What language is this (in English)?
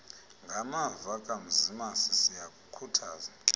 Xhosa